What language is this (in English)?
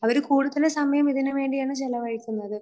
Malayalam